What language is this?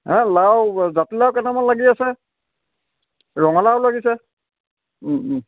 Assamese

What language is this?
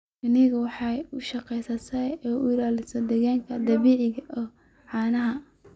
Somali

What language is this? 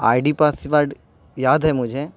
Urdu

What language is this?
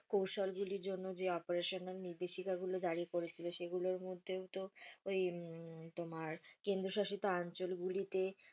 Bangla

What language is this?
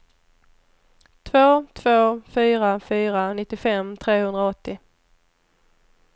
Swedish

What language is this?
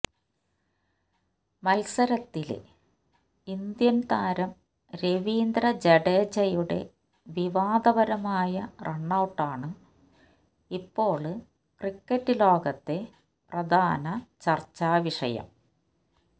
Malayalam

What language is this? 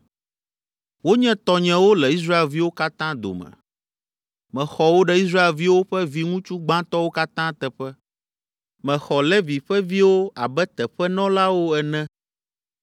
Ewe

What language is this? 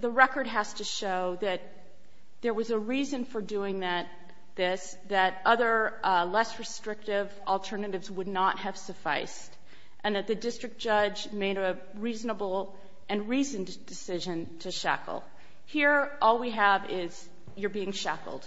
English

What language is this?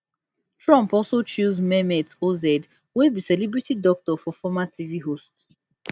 Nigerian Pidgin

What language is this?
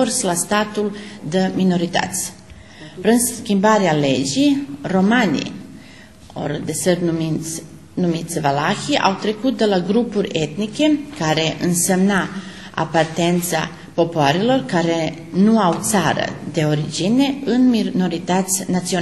Romanian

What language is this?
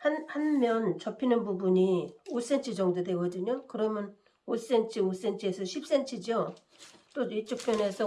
Korean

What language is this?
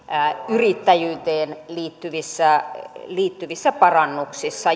Finnish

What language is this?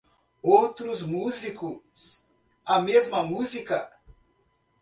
Portuguese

